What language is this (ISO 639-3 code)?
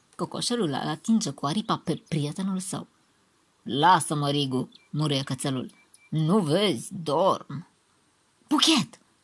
ron